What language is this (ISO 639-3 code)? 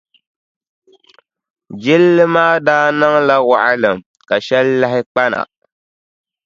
dag